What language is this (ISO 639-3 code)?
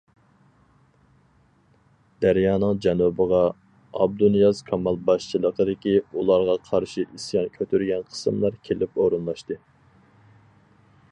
uig